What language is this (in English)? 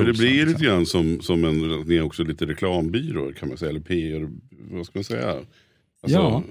Swedish